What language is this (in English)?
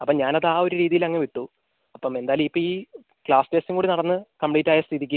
Malayalam